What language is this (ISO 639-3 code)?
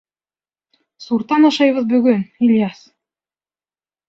bak